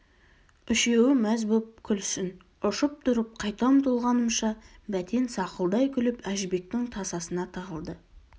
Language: Kazakh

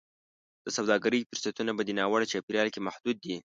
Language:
Pashto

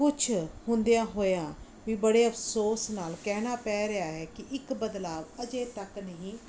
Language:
Punjabi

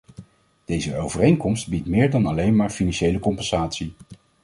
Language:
Dutch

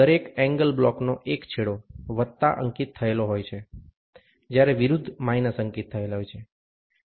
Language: Gujarati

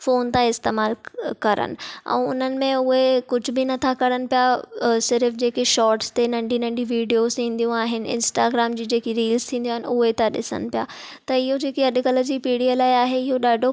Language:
Sindhi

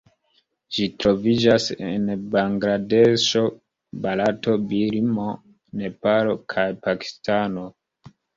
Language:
Esperanto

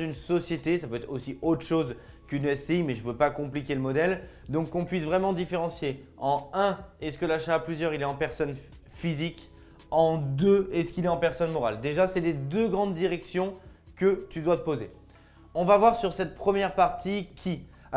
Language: French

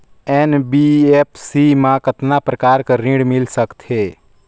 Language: Chhattisgarhi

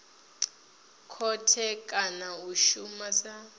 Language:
Venda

